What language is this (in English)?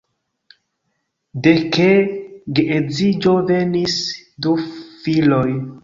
Esperanto